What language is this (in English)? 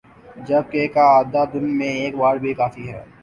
Urdu